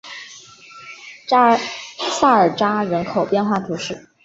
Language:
Chinese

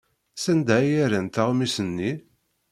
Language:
Kabyle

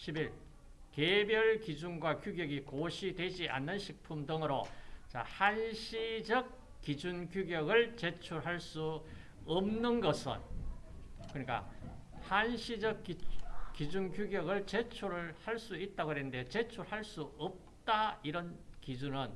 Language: Korean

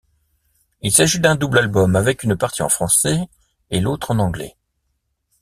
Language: French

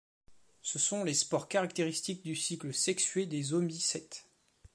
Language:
French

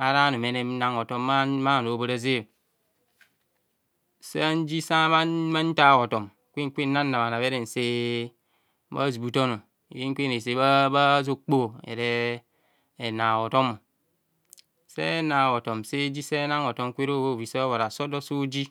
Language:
Kohumono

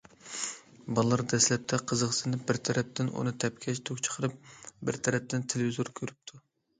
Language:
Uyghur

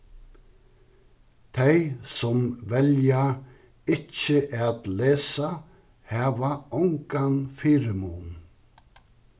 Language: Faroese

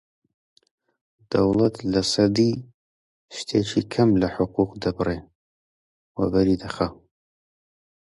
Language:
Central Kurdish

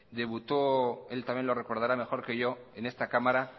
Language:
Spanish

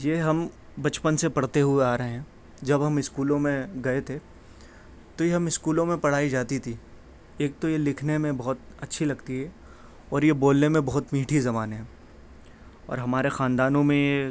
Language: Urdu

